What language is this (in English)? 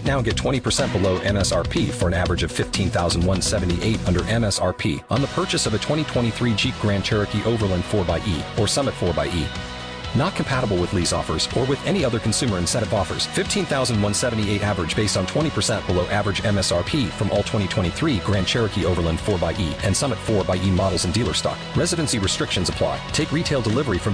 English